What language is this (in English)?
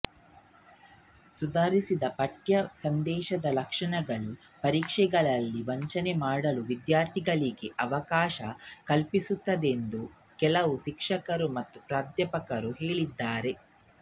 Kannada